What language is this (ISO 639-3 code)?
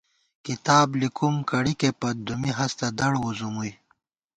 gwt